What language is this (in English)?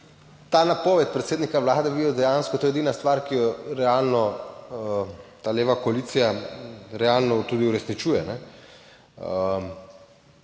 Slovenian